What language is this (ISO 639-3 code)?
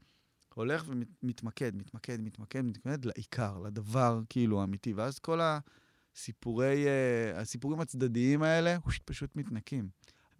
heb